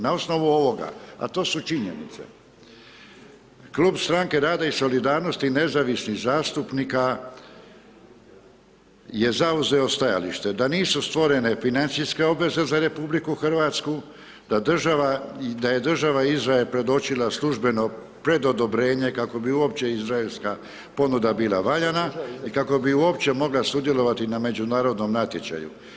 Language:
Croatian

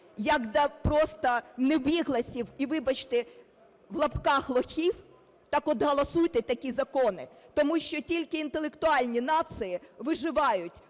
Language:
Ukrainian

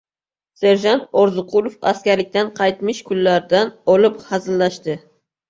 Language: Uzbek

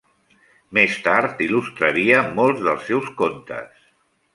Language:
Catalan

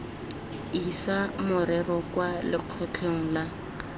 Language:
Tswana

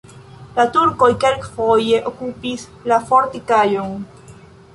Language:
Esperanto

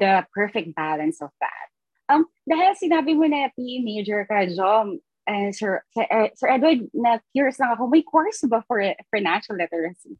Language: Filipino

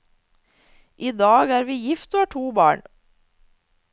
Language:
Norwegian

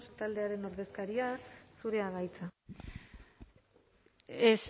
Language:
Basque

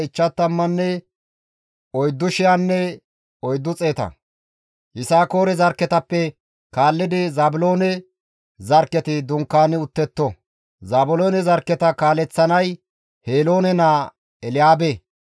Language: Gamo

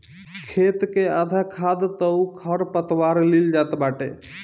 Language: Bhojpuri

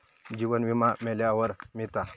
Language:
Marathi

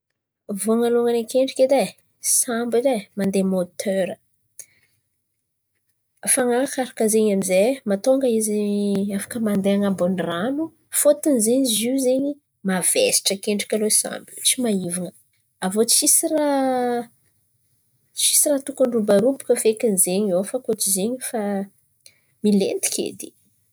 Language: Antankarana Malagasy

